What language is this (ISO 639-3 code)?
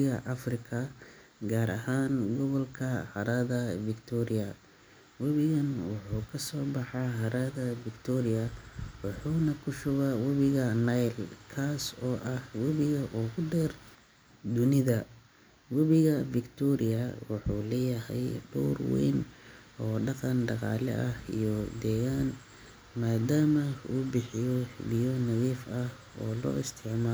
som